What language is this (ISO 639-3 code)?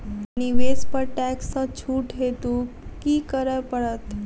mai